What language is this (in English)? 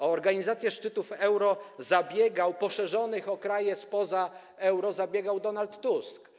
Polish